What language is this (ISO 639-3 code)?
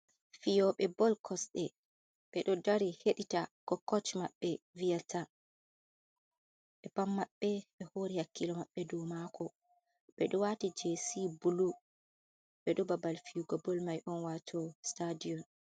ful